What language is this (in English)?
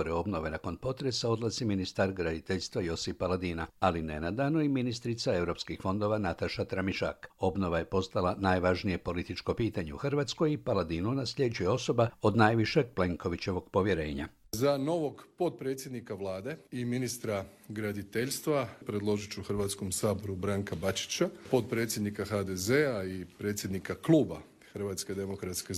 Croatian